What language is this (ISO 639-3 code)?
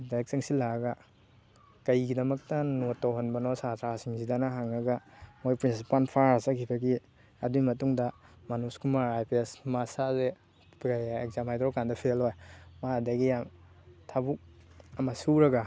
mni